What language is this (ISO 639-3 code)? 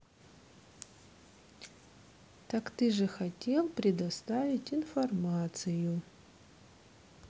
rus